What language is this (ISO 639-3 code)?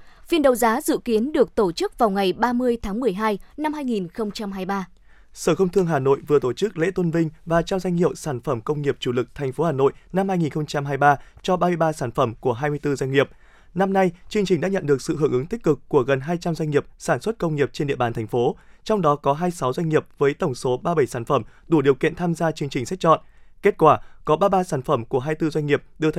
vie